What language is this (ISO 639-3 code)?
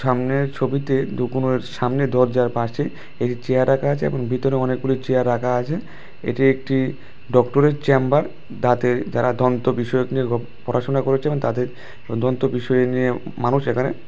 ben